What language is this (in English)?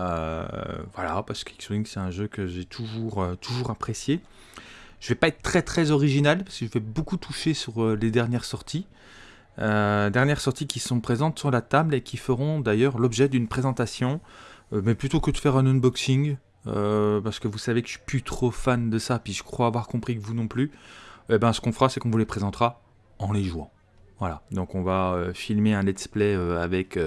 French